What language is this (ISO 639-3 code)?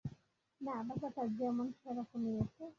ben